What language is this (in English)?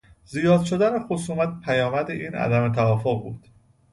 Persian